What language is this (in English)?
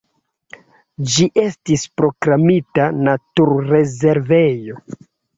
Esperanto